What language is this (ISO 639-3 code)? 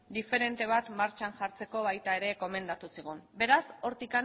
eus